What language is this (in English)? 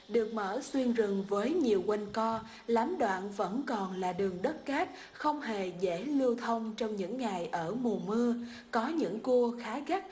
Vietnamese